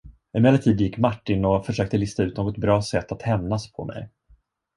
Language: Swedish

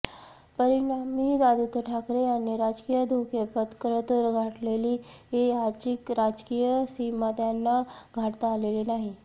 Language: Marathi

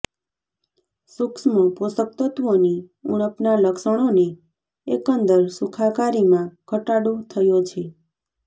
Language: Gujarati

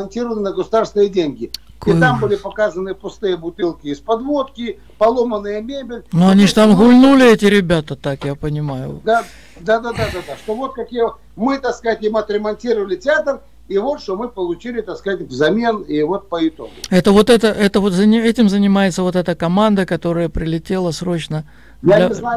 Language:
Russian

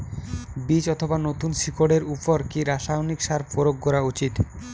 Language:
Bangla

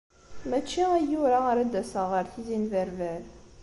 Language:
Kabyle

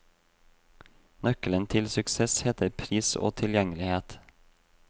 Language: Norwegian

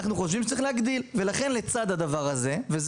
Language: Hebrew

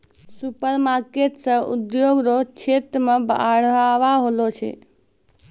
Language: Maithili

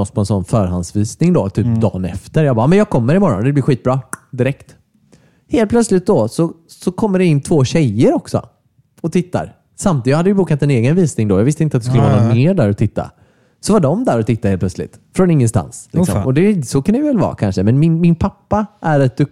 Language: Swedish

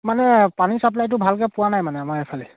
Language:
Assamese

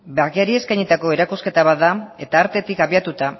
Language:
Basque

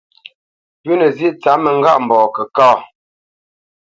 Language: Bamenyam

